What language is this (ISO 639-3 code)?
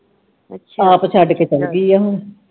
pan